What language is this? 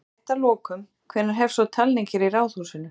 Icelandic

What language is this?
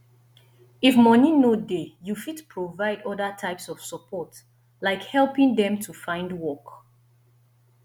Nigerian Pidgin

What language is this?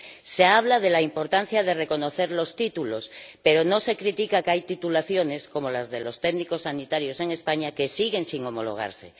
Spanish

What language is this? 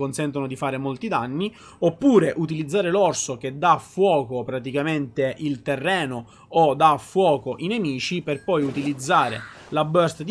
Italian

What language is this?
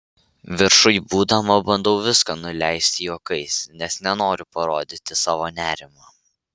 Lithuanian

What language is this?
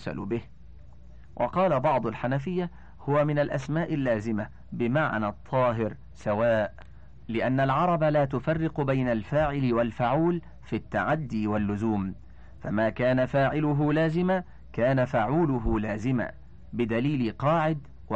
Arabic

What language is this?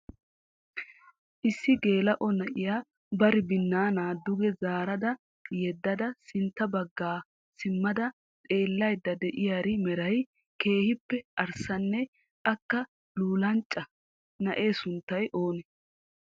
Wolaytta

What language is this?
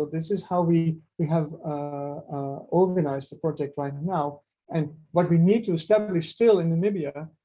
English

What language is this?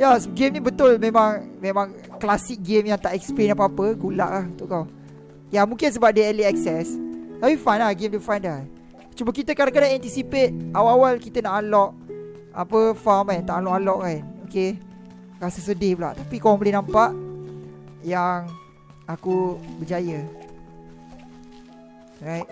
Malay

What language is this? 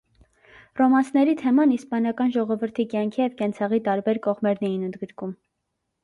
Armenian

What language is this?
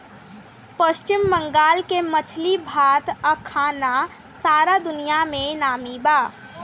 Bhojpuri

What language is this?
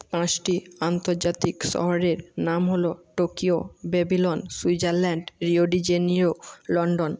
Bangla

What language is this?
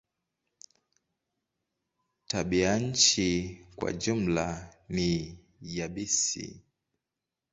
Swahili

